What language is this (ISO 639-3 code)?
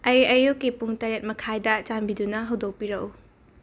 mni